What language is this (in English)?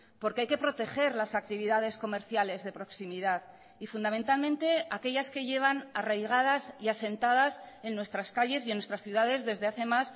Spanish